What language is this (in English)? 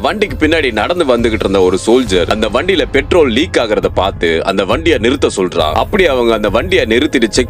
Romanian